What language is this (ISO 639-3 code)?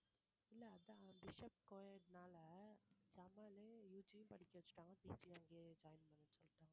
tam